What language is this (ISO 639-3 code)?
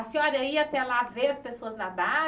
por